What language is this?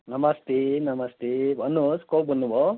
Nepali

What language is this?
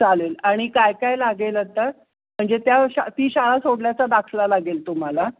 Marathi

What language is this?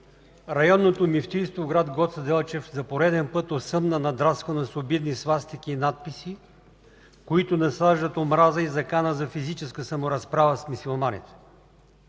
Bulgarian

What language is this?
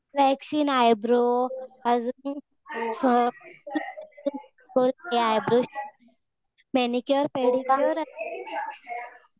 Marathi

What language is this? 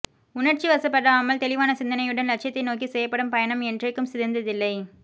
Tamil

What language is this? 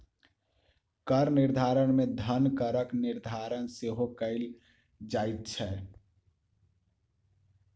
Maithili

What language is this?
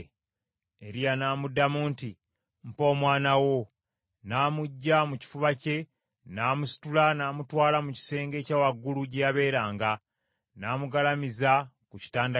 Ganda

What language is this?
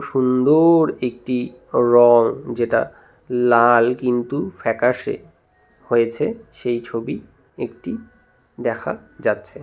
Bangla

